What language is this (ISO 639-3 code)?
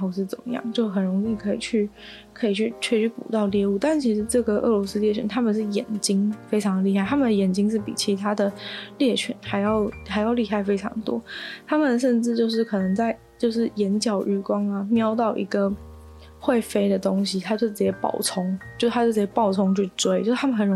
zho